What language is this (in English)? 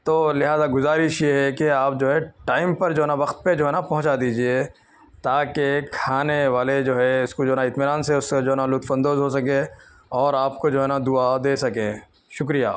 Urdu